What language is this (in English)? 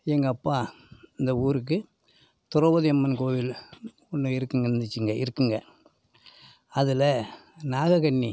Tamil